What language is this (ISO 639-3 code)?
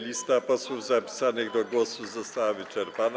pol